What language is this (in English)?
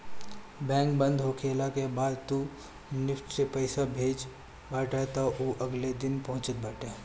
Bhojpuri